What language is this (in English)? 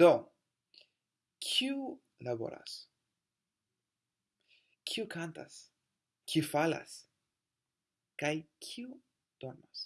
Esperanto